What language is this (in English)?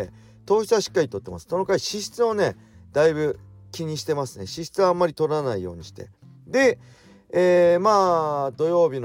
Japanese